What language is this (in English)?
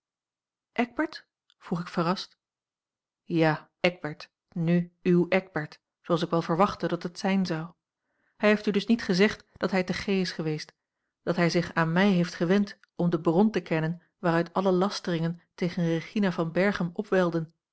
Dutch